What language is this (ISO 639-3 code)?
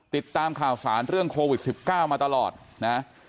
tha